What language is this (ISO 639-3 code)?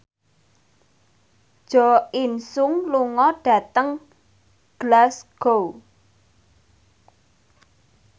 jav